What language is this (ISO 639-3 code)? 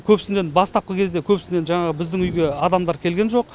kaz